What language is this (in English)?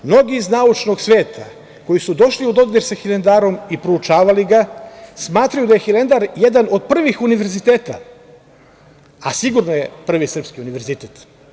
Serbian